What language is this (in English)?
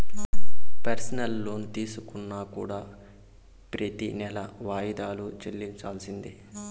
Telugu